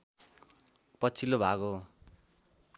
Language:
Nepali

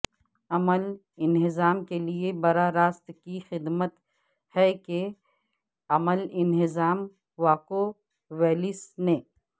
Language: Urdu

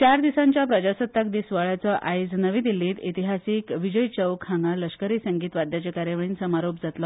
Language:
Konkani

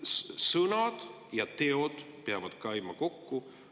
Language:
Estonian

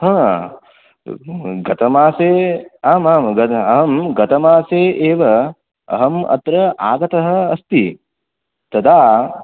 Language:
Sanskrit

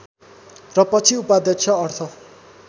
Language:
Nepali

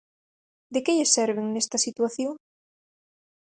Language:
Galician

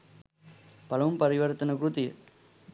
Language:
Sinhala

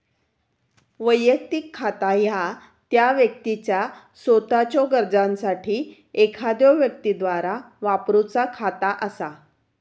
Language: Marathi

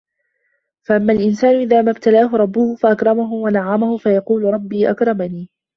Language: Arabic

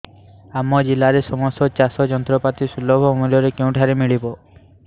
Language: Odia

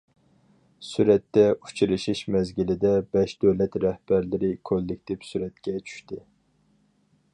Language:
Uyghur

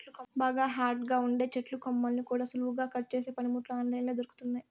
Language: Telugu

